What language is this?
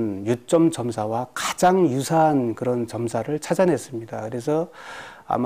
Korean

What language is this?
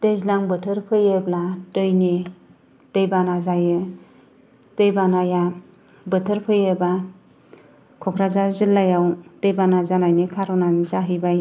Bodo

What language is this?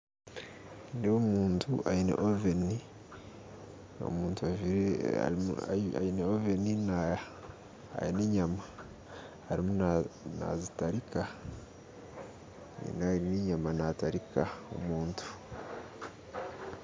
Nyankole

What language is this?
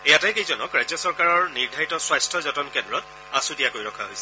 Assamese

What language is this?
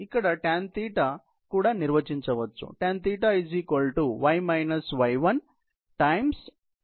Telugu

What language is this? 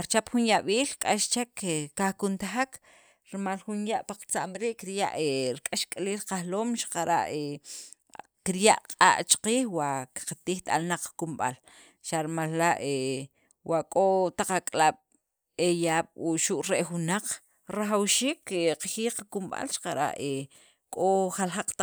Sacapulteco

